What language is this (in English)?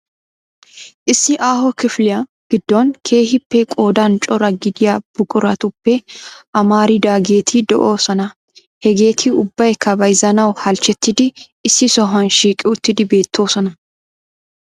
Wolaytta